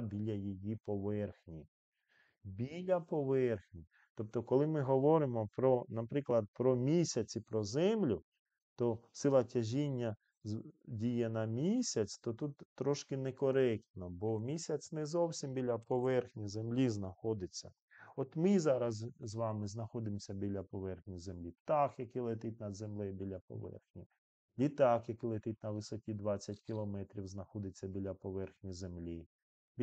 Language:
Ukrainian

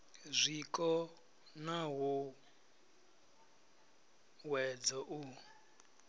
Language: Venda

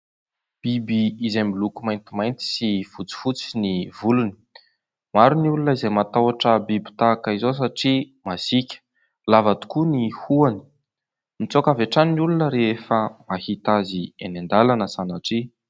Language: Malagasy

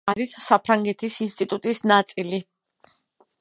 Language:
Georgian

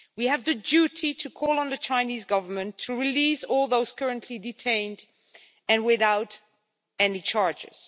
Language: English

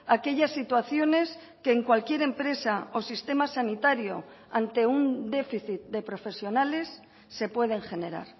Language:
Spanish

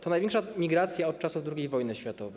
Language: Polish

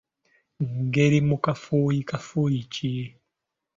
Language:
Ganda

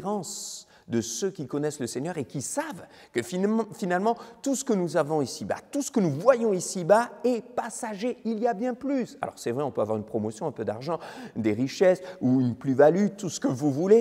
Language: French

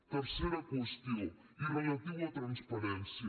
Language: Catalan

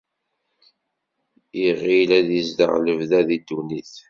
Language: Kabyle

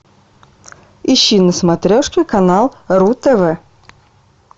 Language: Russian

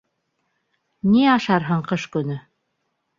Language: Bashkir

